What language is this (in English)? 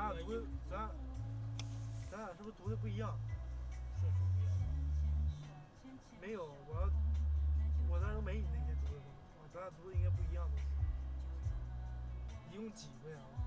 Chinese